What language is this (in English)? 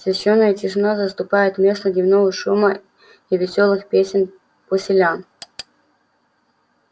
Russian